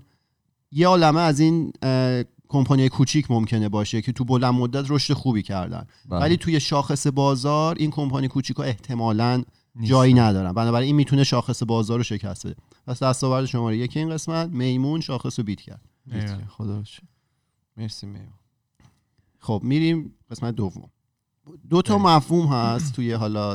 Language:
Persian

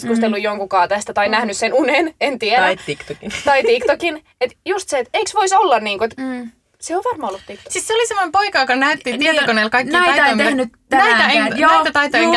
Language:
Finnish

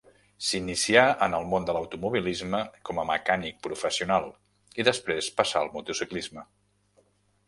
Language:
Catalan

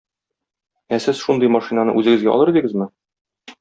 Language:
Tatar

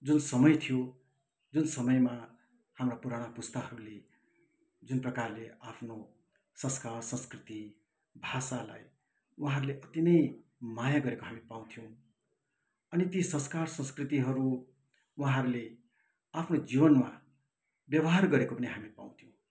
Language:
Nepali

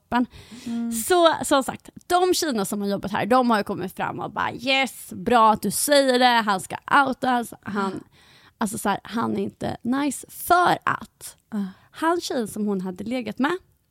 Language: Swedish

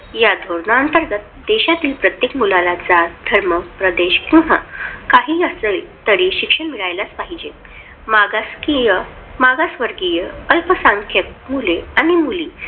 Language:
Marathi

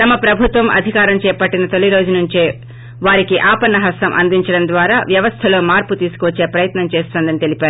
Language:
Telugu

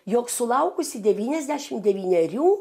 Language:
Lithuanian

